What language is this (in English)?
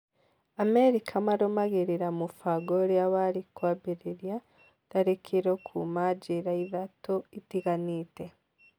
Kikuyu